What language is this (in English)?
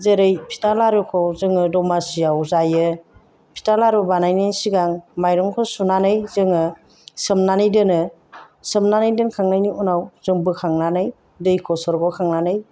Bodo